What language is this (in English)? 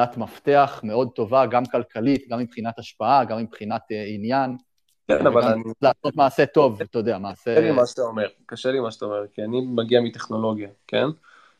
Hebrew